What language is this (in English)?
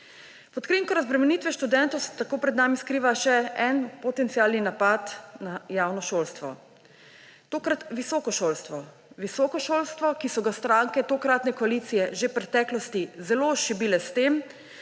Slovenian